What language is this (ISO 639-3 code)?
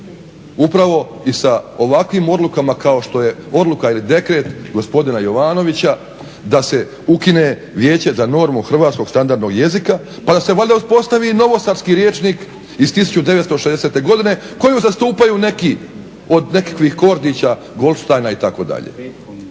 hrv